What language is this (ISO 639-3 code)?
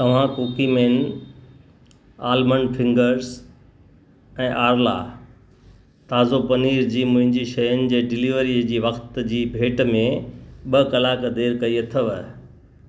snd